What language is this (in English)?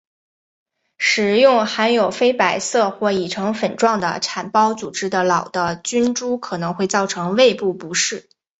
Chinese